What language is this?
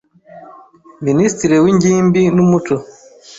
Kinyarwanda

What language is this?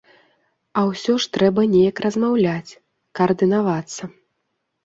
Belarusian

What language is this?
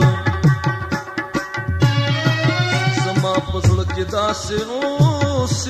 Arabic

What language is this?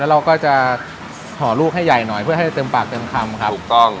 Thai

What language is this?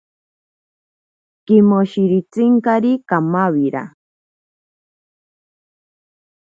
Ashéninka Perené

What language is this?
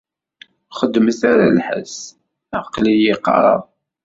Kabyle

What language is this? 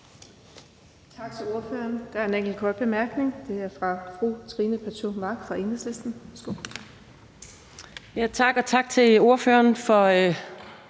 Danish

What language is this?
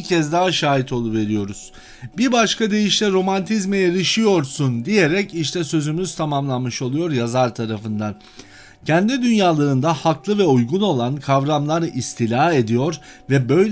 Turkish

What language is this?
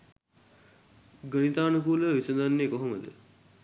Sinhala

